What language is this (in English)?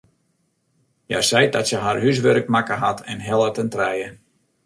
Western Frisian